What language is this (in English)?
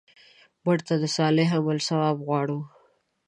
Pashto